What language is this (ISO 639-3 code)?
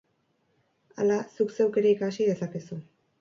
eus